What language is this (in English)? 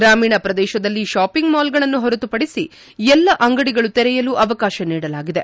Kannada